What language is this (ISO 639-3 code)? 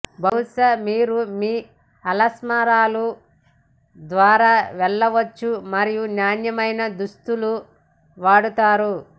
tel